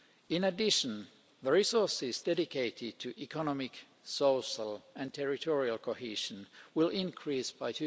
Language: English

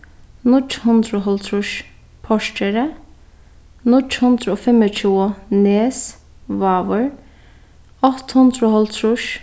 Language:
Faroese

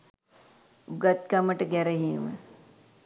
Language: Sinhala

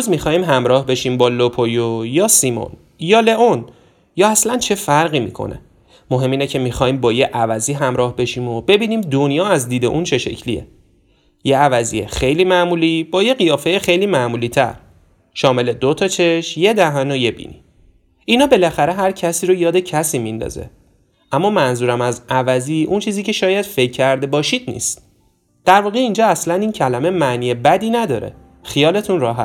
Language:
Persian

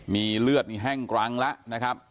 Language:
Thai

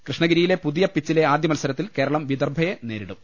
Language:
Malayalam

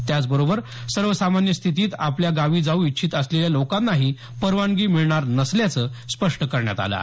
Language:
Marathi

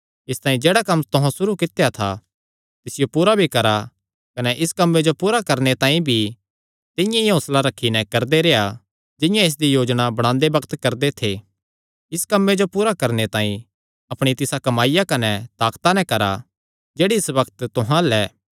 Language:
Kangri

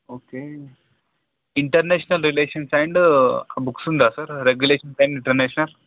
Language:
Telugu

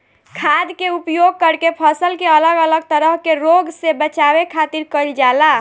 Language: Bhojpuri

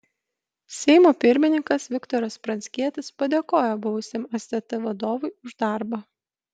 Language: Lithuanian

